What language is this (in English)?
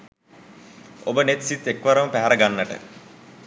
Sinhala